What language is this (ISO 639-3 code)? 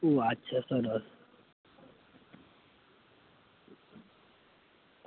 guj